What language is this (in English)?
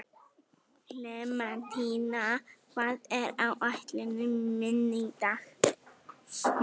Icelandic